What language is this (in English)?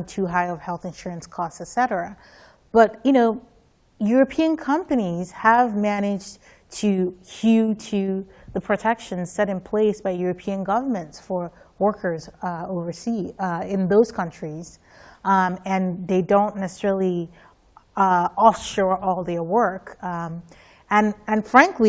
English